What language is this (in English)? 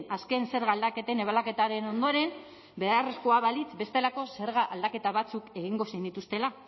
Basque